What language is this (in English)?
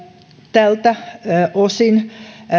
Finnish